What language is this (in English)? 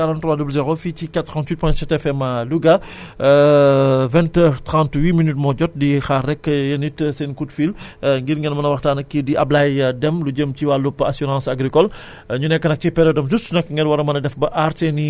Wolof